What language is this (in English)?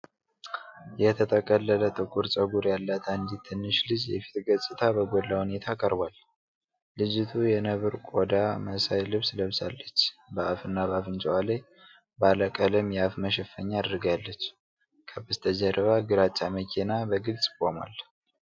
Amharic